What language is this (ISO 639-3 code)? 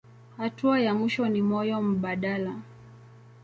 swa